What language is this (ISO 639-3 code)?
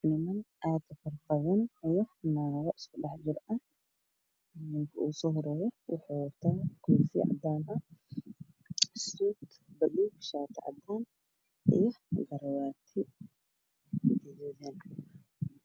som